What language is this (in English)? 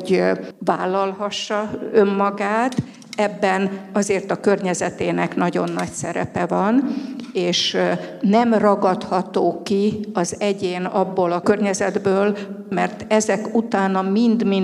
Hungarian